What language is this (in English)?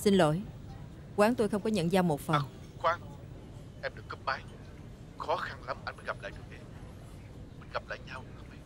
Vietnamese